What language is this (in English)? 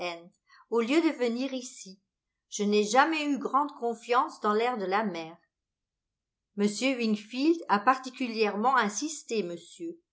French